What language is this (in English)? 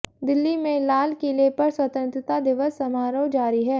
Hindi